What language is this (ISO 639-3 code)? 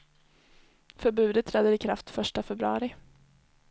swe